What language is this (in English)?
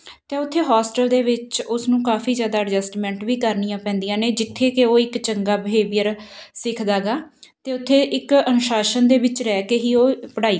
Punjabi